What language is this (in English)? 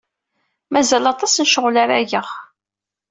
Kabyle